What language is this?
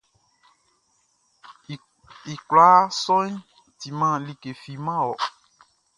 Baoulé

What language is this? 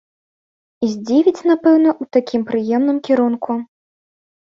Belarusian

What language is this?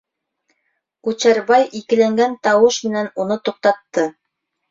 Bashkir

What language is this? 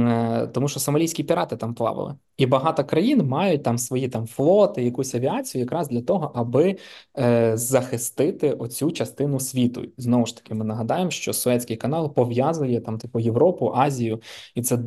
Ukrainian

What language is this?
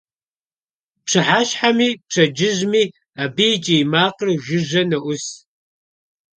Kabardian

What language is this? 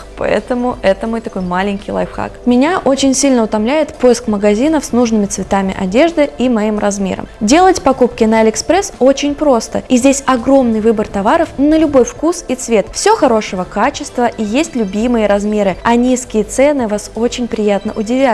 Russian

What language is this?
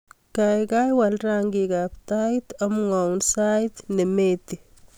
Kalenjin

